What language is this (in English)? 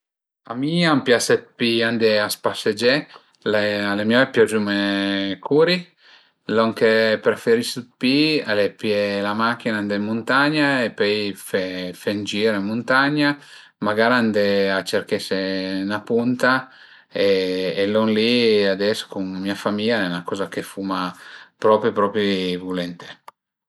Piedmontese